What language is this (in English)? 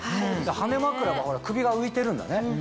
Japanese